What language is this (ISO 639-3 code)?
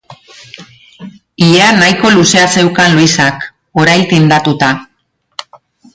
eus